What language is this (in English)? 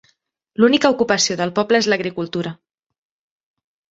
Catalan